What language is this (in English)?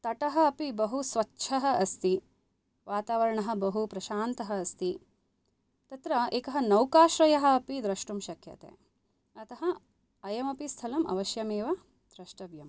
Sanskrit